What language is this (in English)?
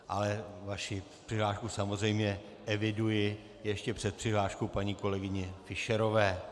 Czech